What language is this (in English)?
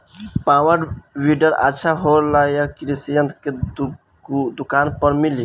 Bhojpuri